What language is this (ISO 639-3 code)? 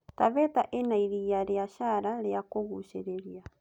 kik